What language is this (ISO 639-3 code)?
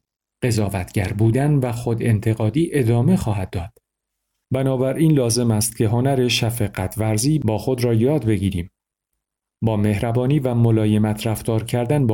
fas